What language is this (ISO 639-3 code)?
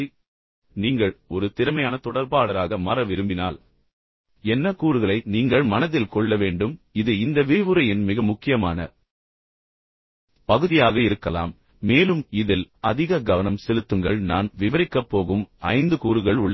tam